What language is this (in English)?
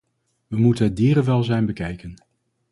Dutch